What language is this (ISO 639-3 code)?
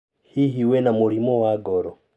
kik